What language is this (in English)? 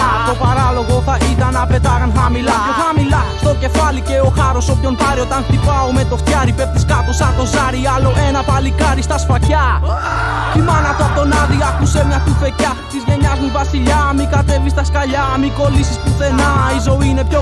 Greek